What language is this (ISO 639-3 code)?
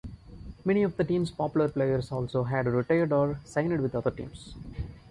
eng